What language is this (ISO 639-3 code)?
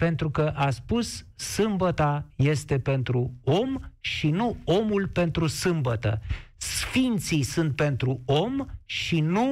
ron